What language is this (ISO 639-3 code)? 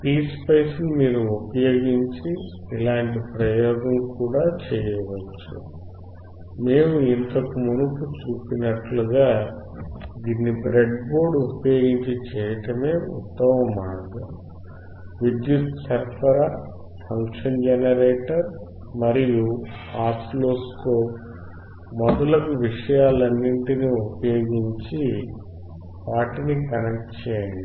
tel